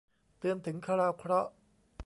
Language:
Thai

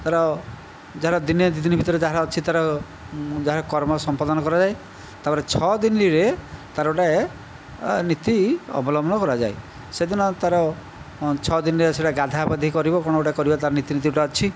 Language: Odia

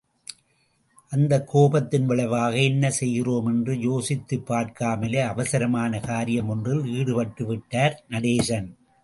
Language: Tamil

